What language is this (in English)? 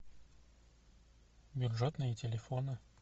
Russian